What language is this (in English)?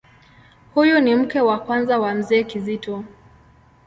Swahili